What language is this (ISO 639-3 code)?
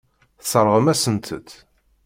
kab